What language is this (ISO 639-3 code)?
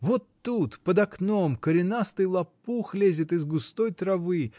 rus